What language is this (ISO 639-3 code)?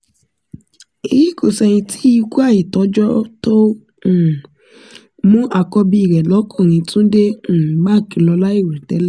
yor